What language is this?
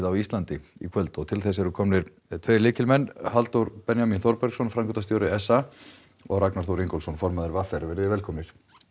Icelandic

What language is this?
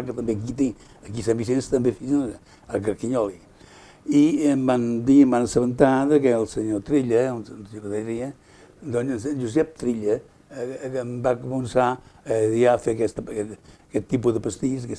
Catalan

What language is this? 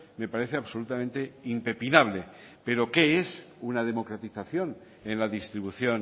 Spanish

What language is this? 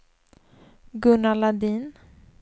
Swedish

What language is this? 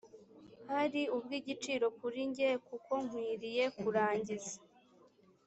Kinyarwanda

